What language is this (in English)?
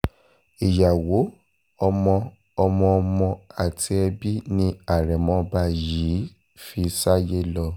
Yoruba